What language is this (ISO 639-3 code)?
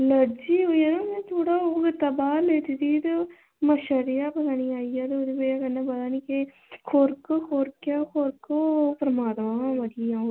doi